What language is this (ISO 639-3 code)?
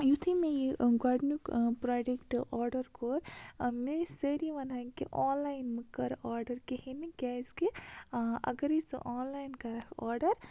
kas